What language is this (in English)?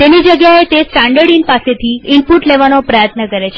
Gujarati